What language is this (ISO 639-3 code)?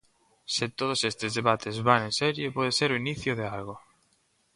glg